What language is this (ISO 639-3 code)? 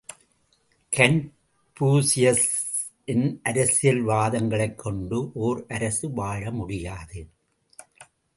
tam